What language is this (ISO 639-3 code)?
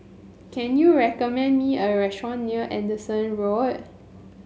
eng